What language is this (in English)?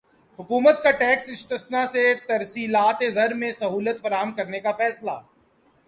Urdu